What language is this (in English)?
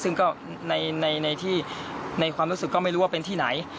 Thai